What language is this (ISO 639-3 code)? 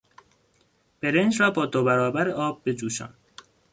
fas